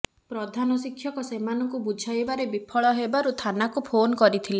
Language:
Odia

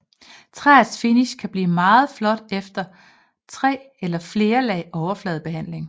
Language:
Danish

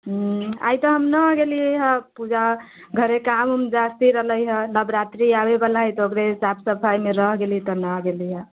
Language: Maithili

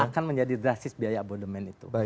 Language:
Indonesian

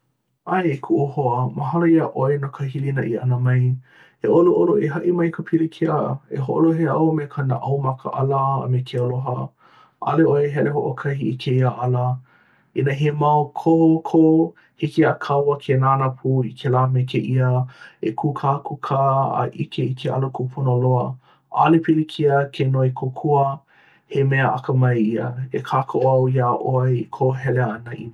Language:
Hawaiian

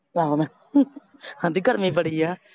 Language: Punjabi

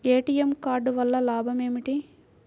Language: Telugu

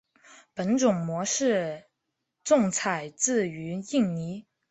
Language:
Chinese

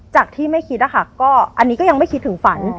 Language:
Thai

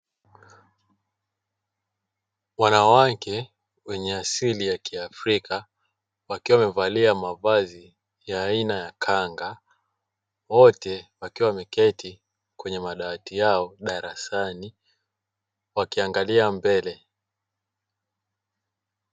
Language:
Swahili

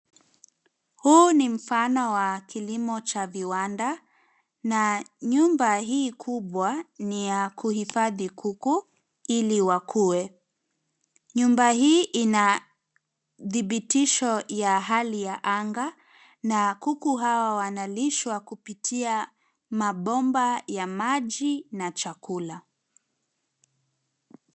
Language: Swahili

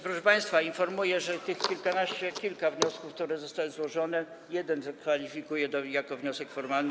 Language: Polish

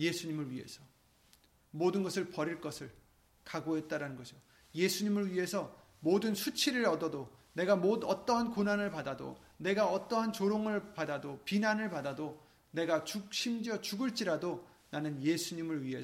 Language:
Korean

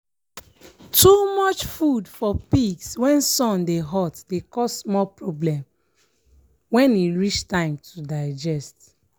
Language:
Nigerian Pidgin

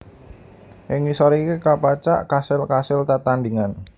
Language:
Javanese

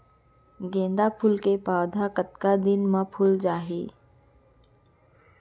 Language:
Chhattisgarhi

